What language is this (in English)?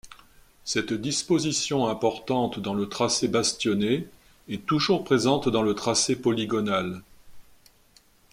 French